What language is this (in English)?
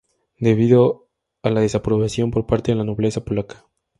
Spanish